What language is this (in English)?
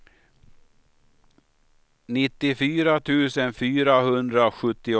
Swedish